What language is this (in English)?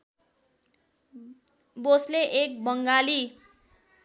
Nepali